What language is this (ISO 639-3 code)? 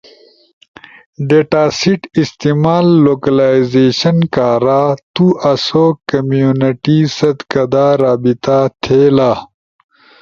ush